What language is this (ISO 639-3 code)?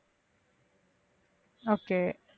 tam